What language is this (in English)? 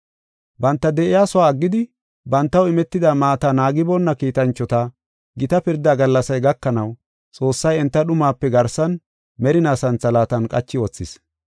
Gofa